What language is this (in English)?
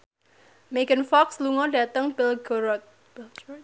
Javanese